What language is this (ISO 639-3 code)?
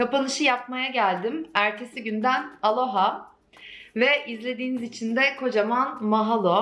tur